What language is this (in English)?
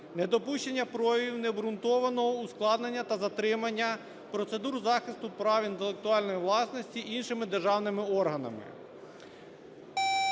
Ukrainian